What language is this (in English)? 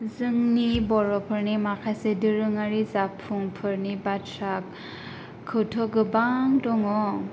Bodo